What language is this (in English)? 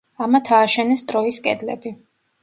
Georgian